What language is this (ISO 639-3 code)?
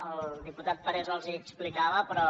cat